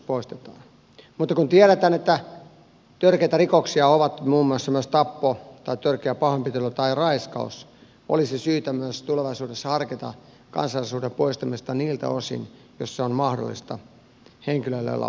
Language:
Finnish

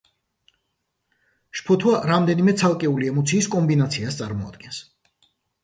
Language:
Georgian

